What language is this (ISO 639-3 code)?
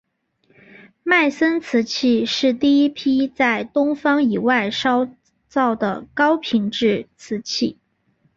zho